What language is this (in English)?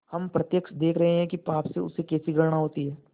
Hindi